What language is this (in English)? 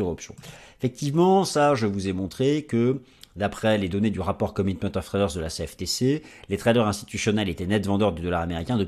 French